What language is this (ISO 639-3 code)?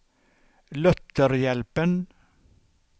swe